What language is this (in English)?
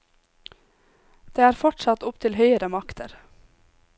Norwegian